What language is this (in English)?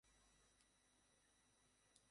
Bangla